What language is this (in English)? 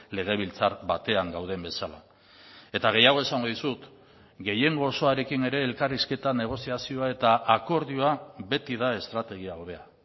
Basque